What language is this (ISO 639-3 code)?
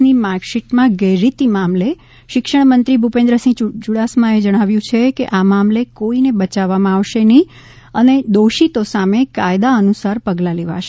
guj